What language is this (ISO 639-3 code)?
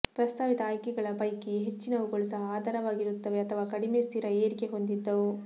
kan